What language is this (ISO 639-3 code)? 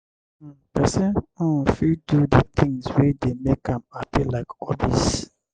pcm